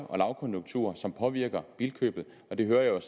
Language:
Danish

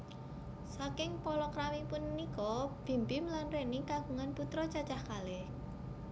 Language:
Javanese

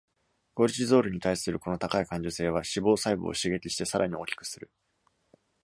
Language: Japanese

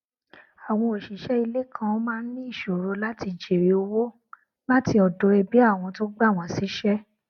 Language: Yoruba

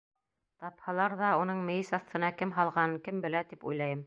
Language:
Bashkir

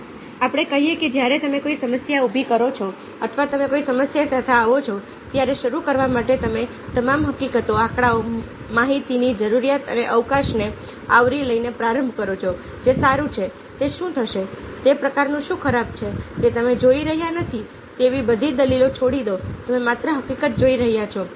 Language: Gujarati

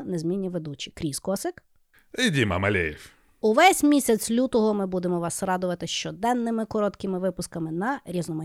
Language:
Ukrainian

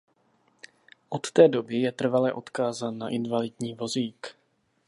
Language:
Czech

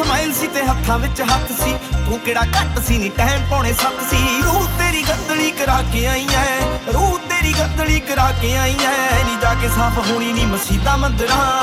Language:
Punjabi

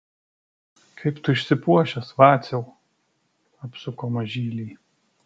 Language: Lithuanian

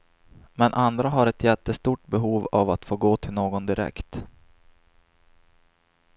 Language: Swedish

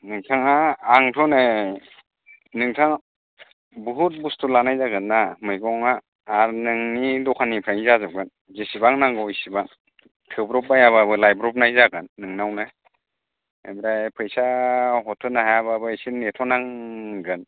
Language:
Bodo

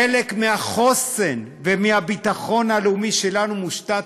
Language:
Hebrew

